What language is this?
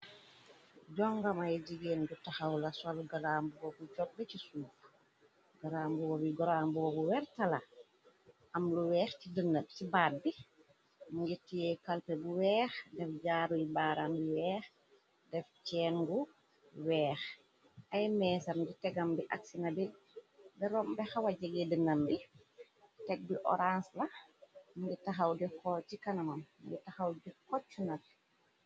Wolof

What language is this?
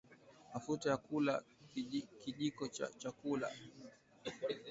Swahili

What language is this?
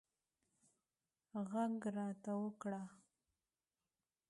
Pashto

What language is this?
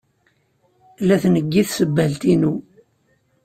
Kabyle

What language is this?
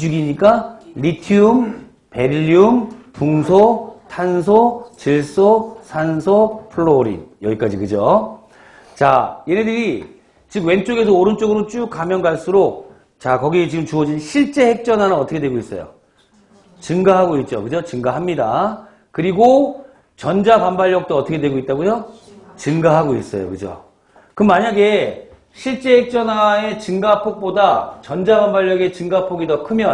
Korean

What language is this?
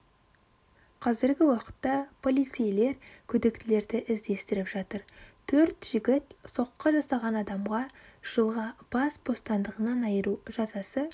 Kazakh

